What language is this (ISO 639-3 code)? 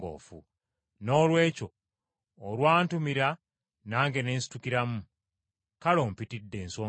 lug